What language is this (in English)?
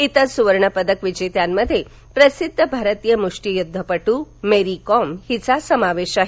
Marathi